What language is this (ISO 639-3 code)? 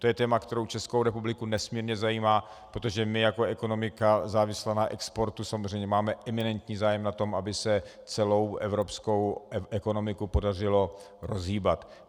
ces